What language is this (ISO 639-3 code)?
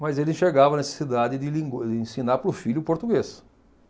por